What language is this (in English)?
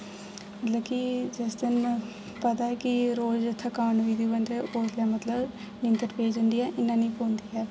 Dogri